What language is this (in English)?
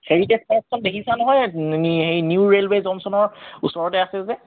Assamese